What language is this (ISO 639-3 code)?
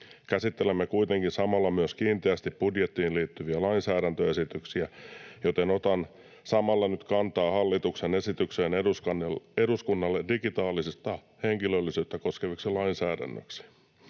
fin